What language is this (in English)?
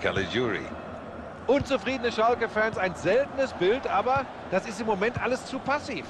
German